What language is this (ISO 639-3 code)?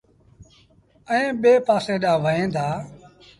sbn